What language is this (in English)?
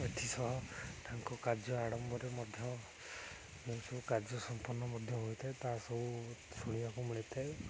Odia